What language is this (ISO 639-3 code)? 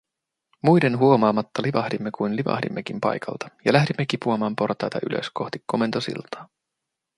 fin